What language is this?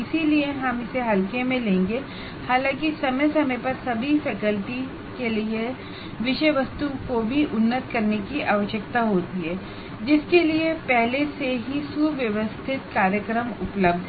Hindi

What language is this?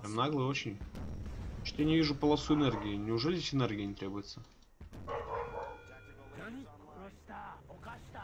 Russian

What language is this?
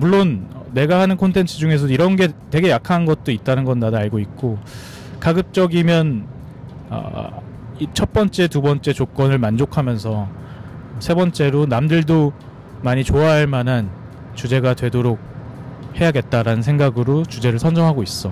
Korean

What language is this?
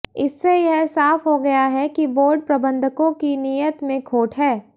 Hindi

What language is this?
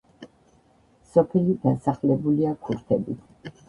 Georgian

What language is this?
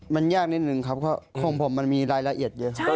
Thai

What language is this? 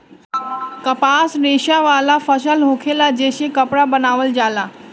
Bhojpuri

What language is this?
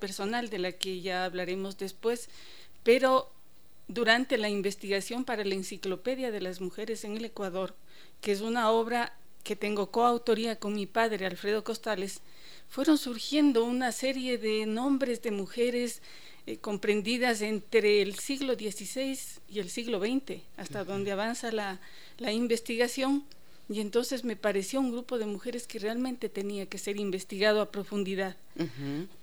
Spanish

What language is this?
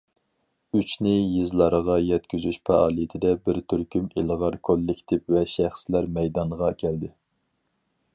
Uyghur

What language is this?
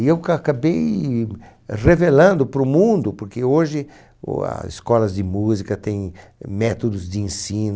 Portuguese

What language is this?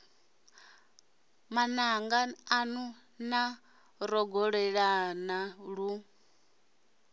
Venda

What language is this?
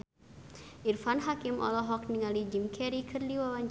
Sundanese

